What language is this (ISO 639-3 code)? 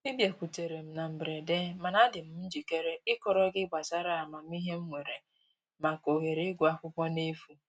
ibo